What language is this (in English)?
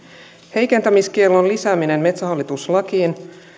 Finnish